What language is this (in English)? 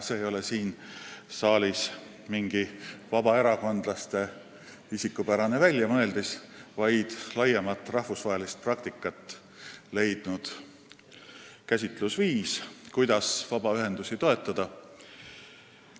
Estonian